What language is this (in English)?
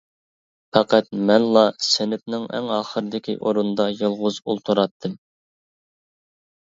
Uyghur